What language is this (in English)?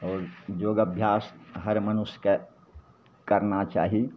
Maithili